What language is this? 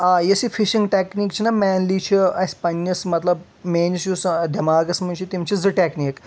Kashmiri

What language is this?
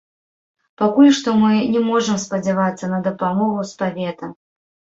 Belarusian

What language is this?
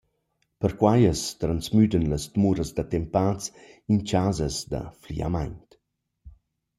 Romansh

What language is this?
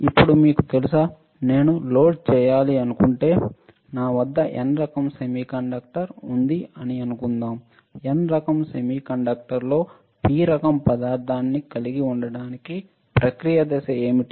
Telugu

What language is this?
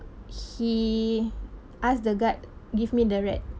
English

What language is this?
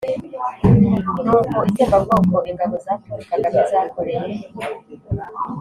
Kinyarwanda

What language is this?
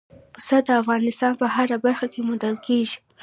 Pashto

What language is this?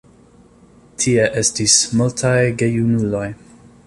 Esperanto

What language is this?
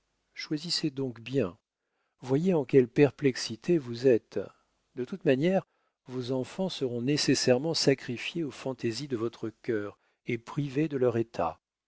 French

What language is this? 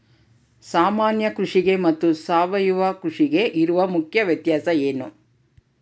Kannada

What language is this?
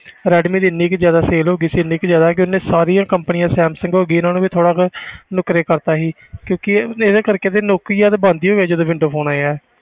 Punjabi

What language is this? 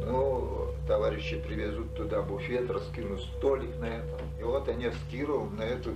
Russian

